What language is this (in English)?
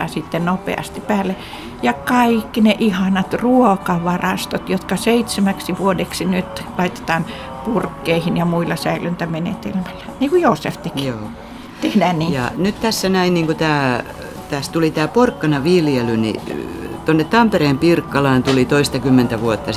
Finnish